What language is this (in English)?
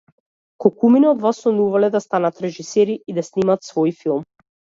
Macedonian